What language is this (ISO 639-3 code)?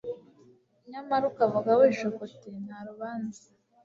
kin